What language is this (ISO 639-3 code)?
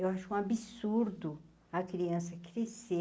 por